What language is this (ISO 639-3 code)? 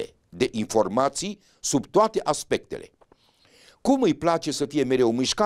ron